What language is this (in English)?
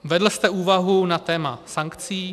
Czech